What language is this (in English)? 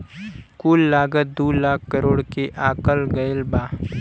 Bhojpuri